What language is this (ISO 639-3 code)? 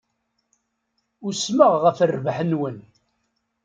kab